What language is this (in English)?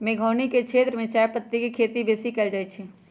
Magahi